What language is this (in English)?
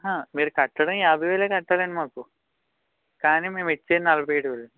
Telugu